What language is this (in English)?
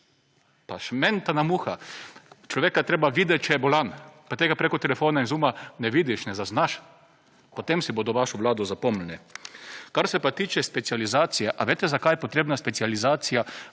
Slovenian